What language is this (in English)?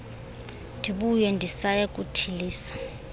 Xhosa